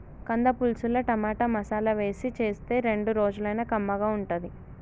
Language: Telugu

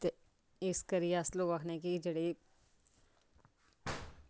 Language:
Dogri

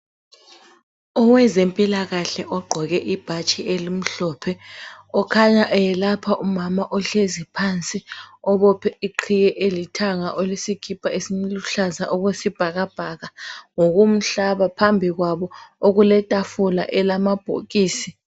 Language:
North Ndebele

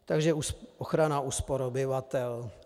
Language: Czech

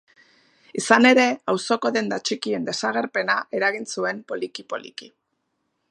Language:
Basque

